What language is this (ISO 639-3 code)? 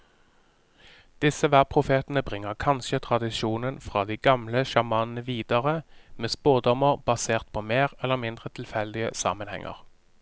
nor